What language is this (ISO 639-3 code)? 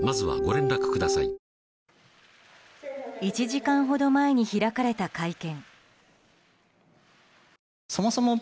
jpn